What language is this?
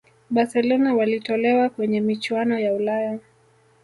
Swahili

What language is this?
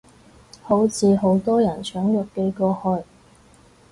Cantonese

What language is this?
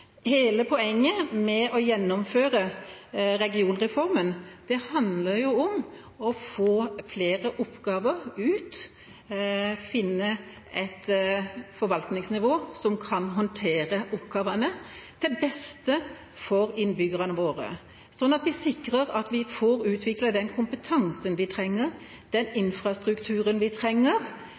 Norwegian Bokmål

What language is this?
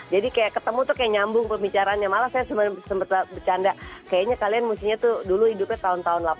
Indonesian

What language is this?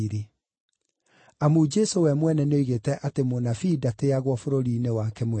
Kikuyu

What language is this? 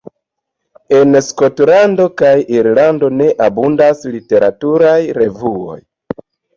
Esperanto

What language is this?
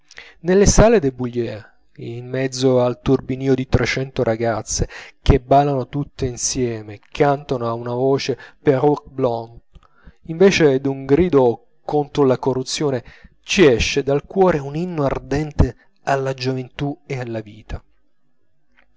Italian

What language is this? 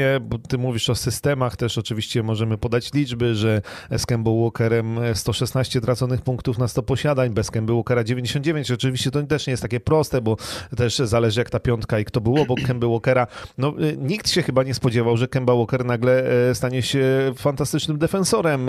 Polish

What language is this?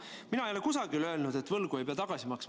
Estonian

